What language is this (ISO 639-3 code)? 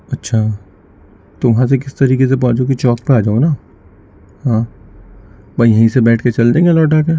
urd